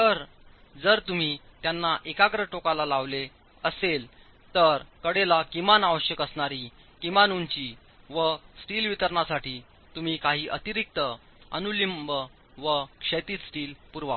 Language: Marathi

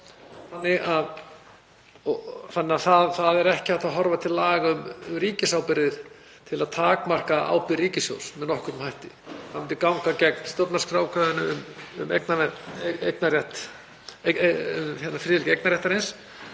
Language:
Icelandic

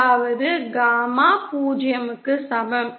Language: Tamil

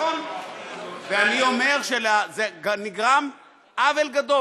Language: Hebrew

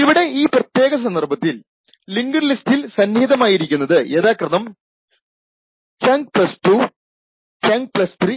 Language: Malayalam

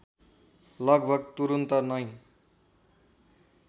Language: Nepali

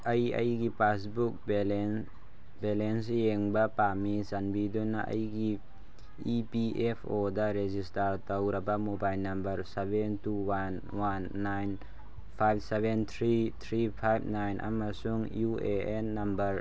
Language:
Manipuri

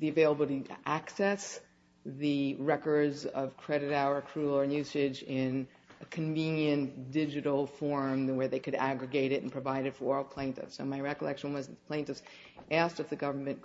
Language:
English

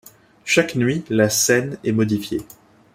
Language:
French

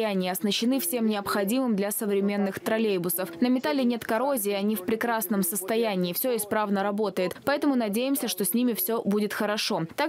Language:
Russian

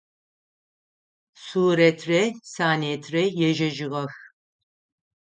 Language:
Adyghe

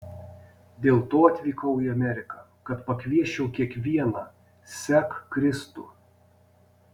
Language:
Lithuanian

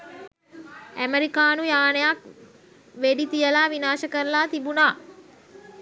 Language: Sinhala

